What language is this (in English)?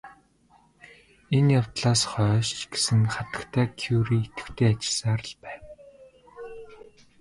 Mongolian